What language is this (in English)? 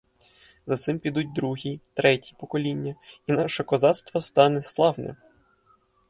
Ukrainian